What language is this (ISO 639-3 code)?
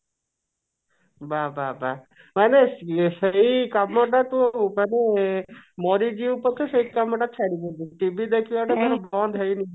ori